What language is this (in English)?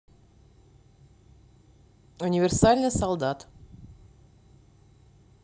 Russian